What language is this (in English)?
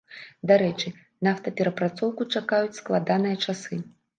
Belarusian